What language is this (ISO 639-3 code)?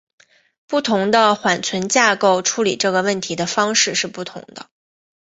zho